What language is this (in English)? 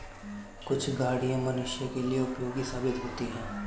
Hindi